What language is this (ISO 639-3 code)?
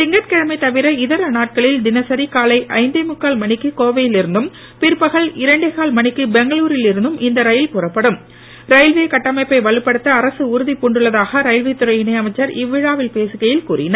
tam